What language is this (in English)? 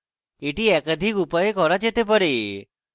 Bangla